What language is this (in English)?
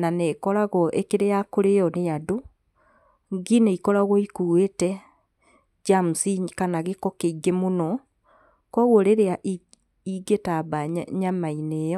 Kikuyu